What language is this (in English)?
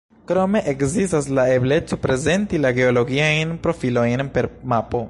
Esperanto